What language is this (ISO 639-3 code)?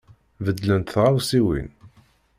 kab